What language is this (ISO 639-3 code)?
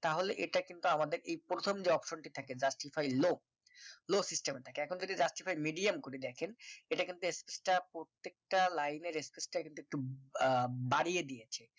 ben